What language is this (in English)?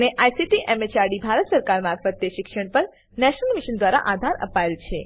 Gujarati